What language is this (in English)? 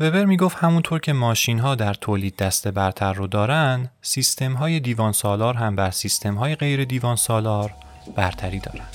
Persian